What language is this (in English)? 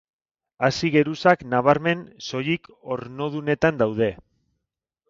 Basque